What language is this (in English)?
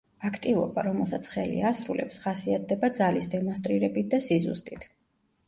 Georgian